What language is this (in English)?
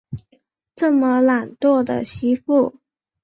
Chinese